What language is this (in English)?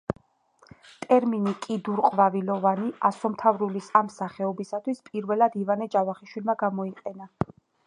Georgian